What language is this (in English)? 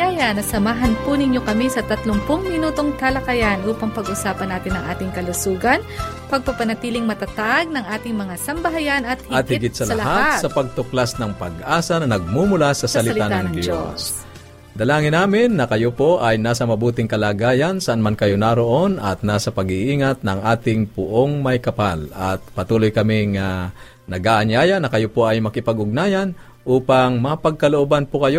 Filipino